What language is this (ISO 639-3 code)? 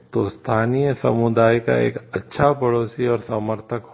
hin